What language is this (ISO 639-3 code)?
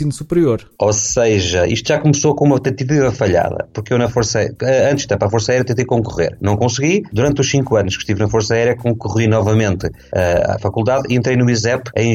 por